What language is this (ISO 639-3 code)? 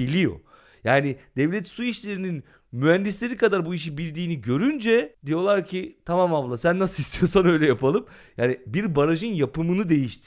tur